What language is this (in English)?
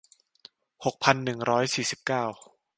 Thai